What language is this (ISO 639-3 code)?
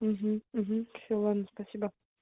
rus